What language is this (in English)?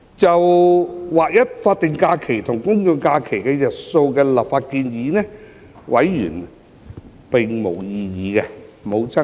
Cantonese